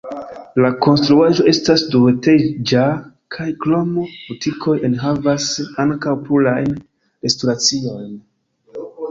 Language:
Esperanto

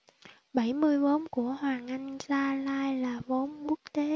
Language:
Vietnamese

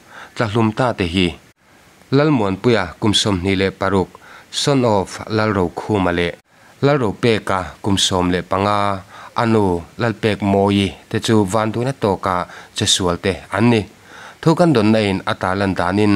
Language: Thai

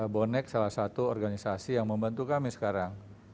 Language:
Indonesian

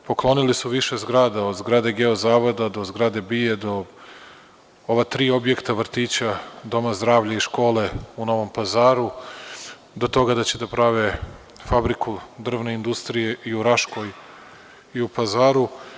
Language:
Serbian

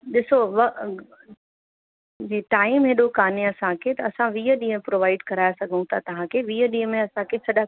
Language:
Sindhi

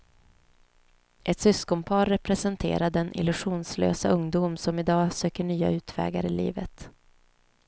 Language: Swedish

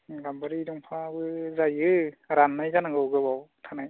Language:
Bodo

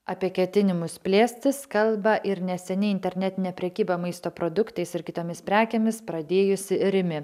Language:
Lithuanian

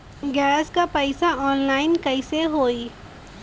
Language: Bhojpuri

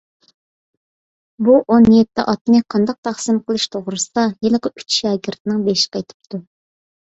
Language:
Uyghur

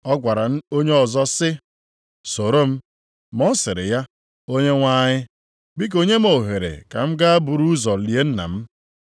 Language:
Igbo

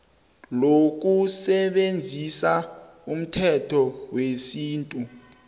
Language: South Ndebele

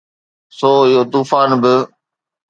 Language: Sindhi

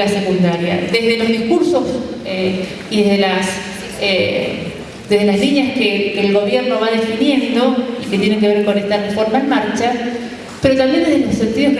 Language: Spanish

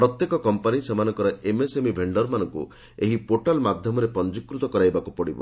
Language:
Odia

